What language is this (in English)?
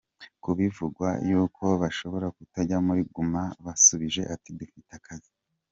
Kinyarwanda